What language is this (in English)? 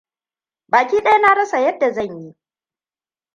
Hausa